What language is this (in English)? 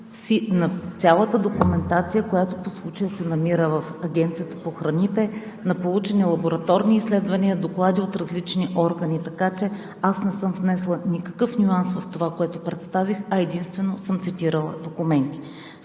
Bulgarian